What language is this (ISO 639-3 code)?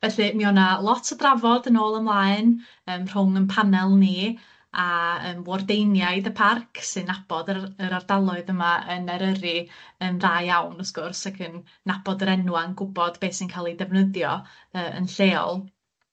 cym